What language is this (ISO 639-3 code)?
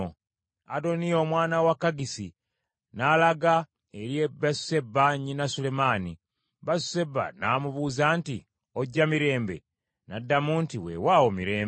lug